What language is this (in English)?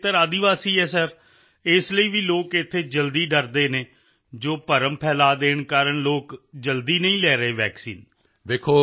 Punjabi